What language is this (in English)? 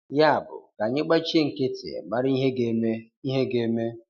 Igbo